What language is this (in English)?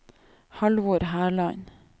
Norwegian